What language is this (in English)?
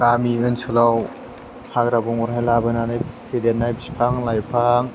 Bodo